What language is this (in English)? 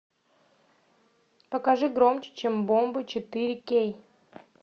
Russian